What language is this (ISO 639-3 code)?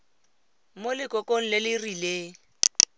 tsn